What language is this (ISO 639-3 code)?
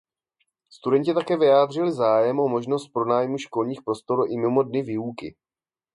ces